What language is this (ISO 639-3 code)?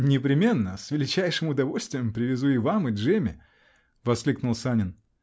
rus